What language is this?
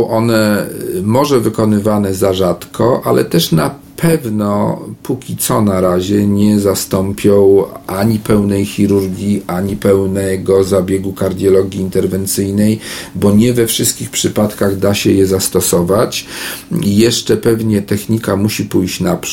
Polish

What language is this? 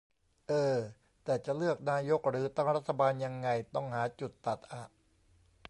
Thai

